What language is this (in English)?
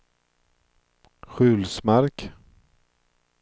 Swedish